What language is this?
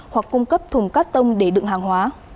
Vietnamese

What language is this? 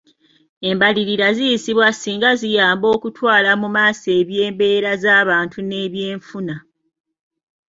Ganda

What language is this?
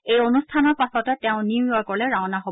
Assamese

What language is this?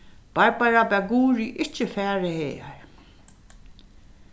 Faroese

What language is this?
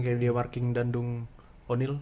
Indonesian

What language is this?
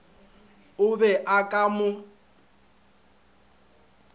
Northern Sotho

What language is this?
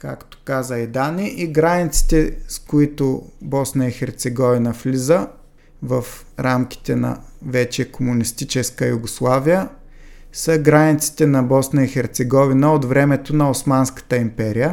Bulgarian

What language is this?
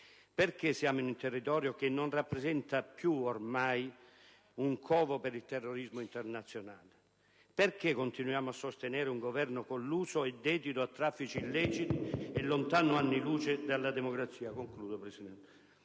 Italian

